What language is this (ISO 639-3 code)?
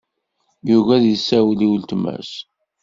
kab